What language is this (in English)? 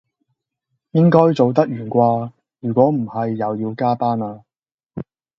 Cantonese